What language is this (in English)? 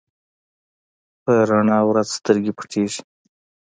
Pashto